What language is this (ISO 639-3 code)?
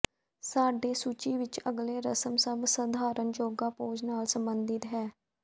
pan